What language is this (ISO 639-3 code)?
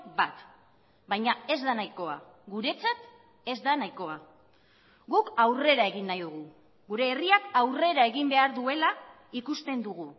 eus